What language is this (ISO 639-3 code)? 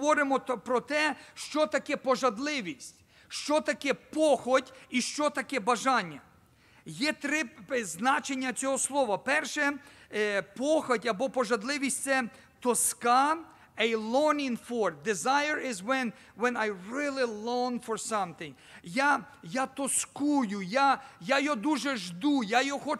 ukr